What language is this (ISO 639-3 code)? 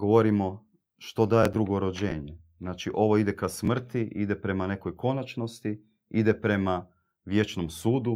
hrv